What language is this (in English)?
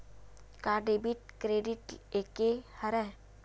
Chhattisgarhi